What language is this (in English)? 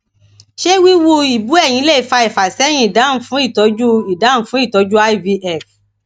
Yoruba